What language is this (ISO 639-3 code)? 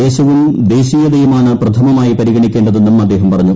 mal